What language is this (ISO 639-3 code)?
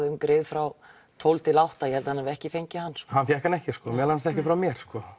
isl